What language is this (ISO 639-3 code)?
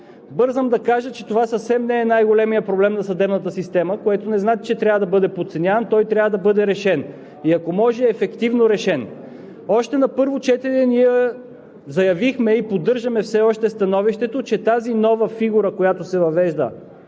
bul